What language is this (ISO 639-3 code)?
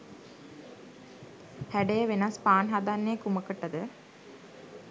sin